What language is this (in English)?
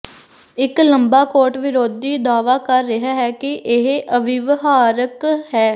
Punjabi